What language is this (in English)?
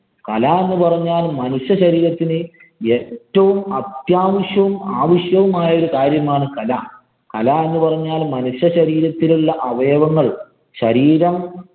Malayalam